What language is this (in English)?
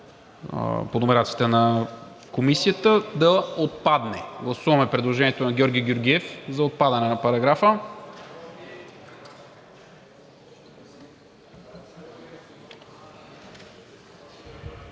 Bulgarian